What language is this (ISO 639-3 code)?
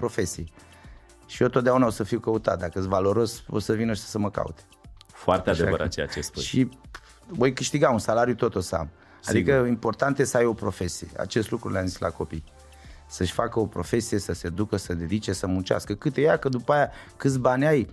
ron